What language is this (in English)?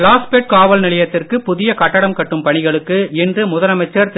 Tamil